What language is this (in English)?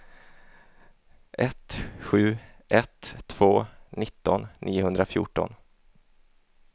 Swedish